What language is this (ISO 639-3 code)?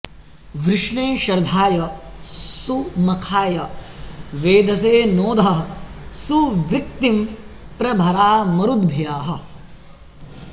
san